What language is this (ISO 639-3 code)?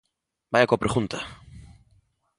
glg